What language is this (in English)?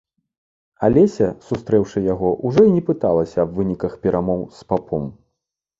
Belarusian